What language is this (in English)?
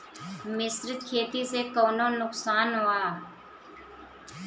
Bhojpuri